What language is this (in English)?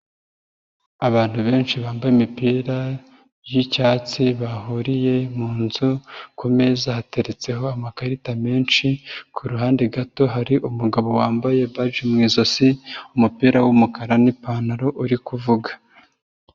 Kinyarwanda